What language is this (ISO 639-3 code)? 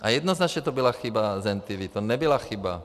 ces